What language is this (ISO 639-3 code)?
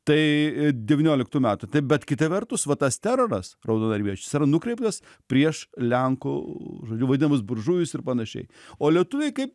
lit